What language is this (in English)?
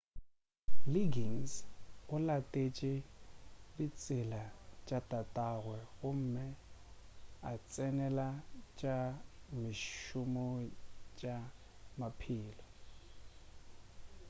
Northern Sotho